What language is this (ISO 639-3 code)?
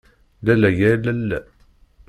kab